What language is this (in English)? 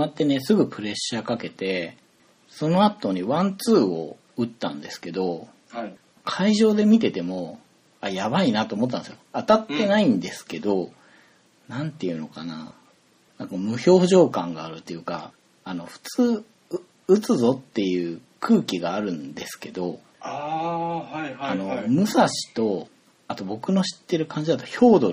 Japanese